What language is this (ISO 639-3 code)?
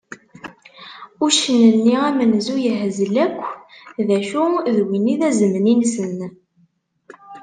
kab